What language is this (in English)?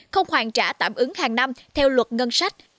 Vietnamese